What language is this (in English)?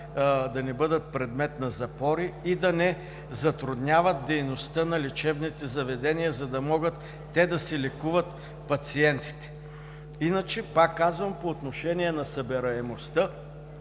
Bulgarian